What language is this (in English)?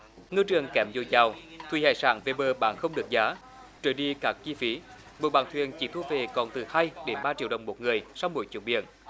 Vietnamese